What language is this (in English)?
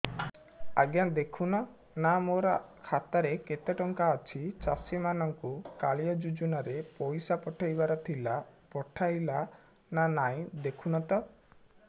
Odia